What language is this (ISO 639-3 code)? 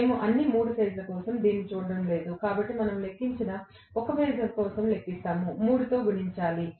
tel